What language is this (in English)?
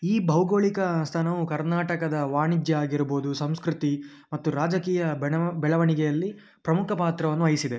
Kannada